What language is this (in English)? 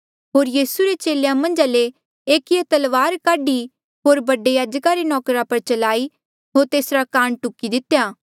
Mandeali